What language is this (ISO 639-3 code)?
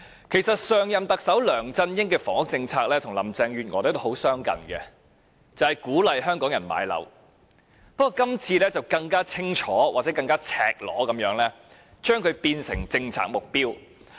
yue